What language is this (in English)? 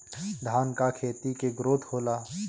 Bhojpuri